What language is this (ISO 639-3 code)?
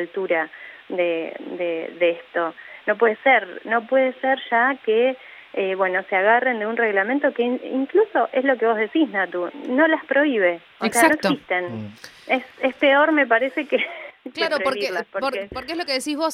spa